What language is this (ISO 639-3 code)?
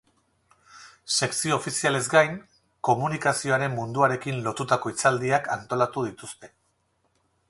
eus